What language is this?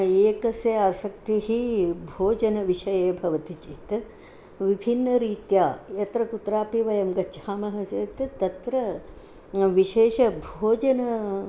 Sanskrit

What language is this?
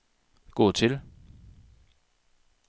Danish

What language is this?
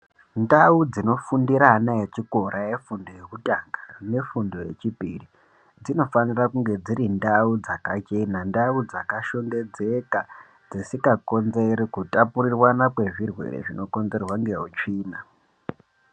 Ndau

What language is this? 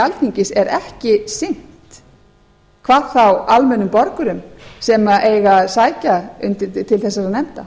Icelandic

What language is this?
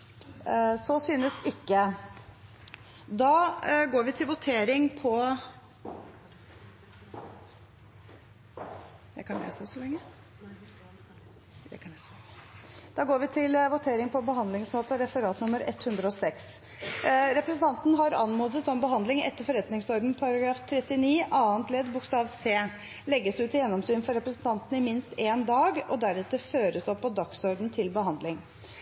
Norwegian Bokmål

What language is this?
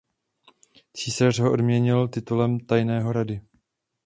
Czech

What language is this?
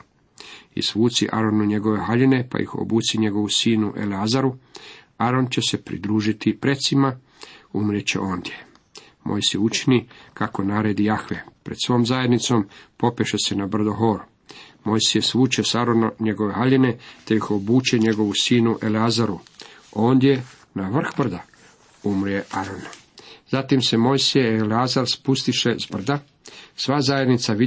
Croatian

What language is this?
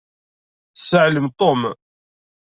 Kabyle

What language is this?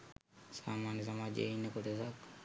Sinhala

